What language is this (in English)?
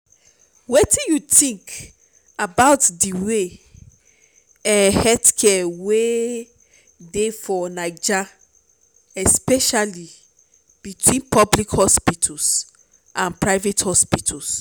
Nigerian Pidgin